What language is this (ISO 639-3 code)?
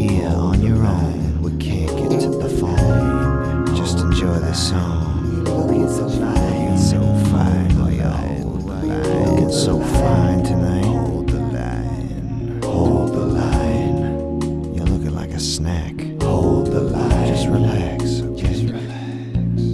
eng